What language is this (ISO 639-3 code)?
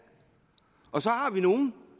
dan